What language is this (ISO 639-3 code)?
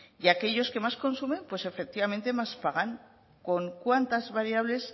spa